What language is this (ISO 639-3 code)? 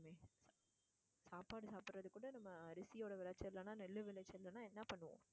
tam